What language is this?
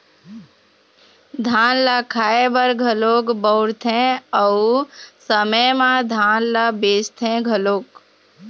Chhattisgarhi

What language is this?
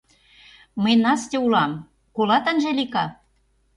Mari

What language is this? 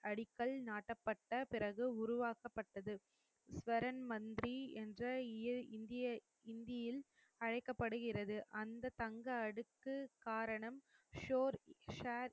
Tamil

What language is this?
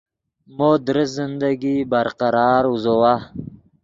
Yidgha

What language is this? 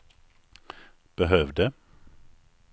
Swedish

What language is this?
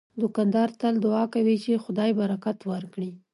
Pashto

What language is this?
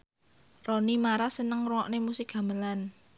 Javanese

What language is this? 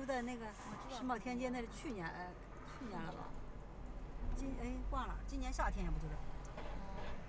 Chinese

